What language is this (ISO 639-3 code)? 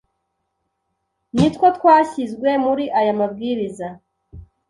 kin